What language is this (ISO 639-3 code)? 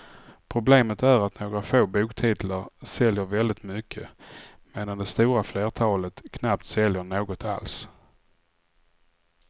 swe